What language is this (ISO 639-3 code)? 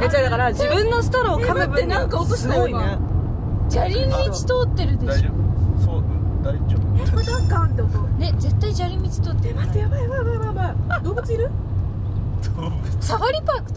jpn